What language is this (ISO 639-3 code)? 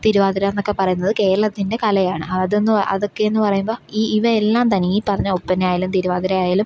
mal